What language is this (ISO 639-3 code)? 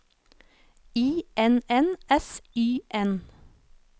nor